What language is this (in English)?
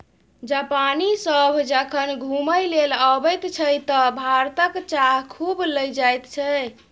Maithili